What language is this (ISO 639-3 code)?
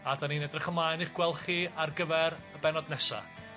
cym